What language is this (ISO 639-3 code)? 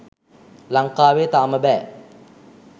sin